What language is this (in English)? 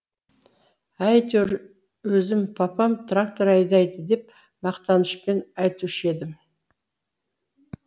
Kazakh